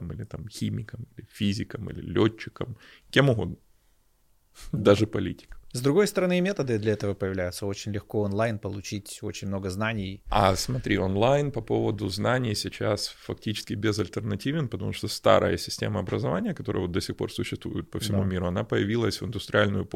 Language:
Russian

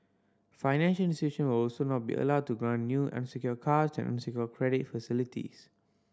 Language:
English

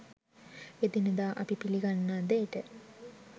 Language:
Sinhala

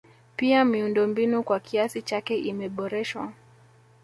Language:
Swahili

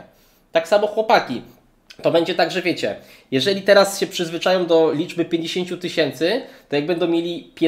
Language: Polish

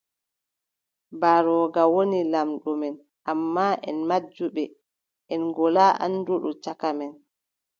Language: Adamawa Fulfulde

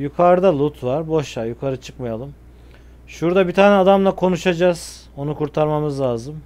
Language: Turkish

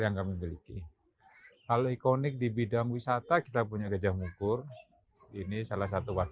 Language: Indonesian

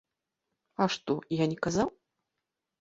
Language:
Belarusian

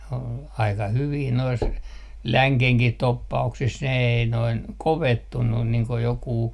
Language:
Finnish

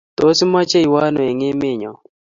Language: Kalenjin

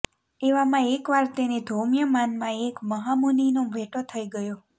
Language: Gujarati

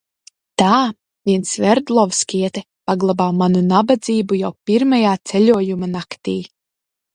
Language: Latvian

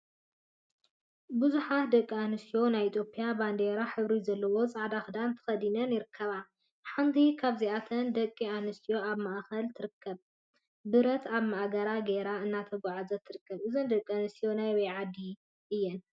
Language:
Tigrinya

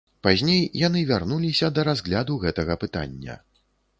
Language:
Belarusian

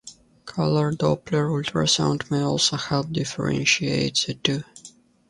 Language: English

